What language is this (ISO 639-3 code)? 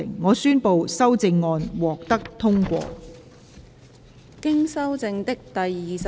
yue